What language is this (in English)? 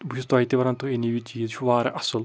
Kashmiri